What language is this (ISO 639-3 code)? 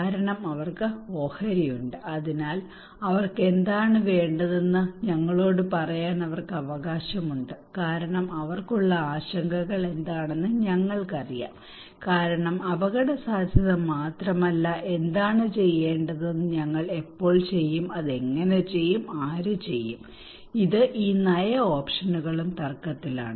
mal